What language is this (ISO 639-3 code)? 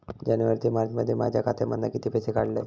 mar